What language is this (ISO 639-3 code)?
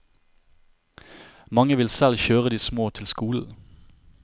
nor